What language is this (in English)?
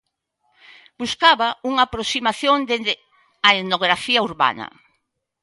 Galician